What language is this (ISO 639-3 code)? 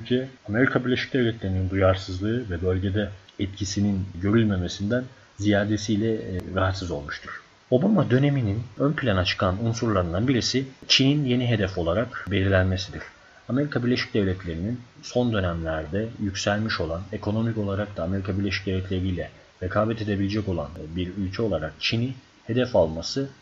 tur